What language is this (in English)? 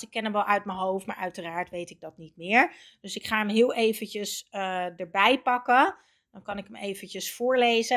Dutch